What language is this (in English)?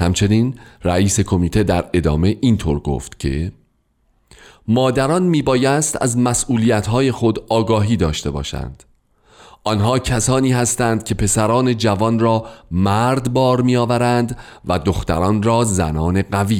Persian